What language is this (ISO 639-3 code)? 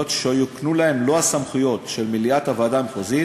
heb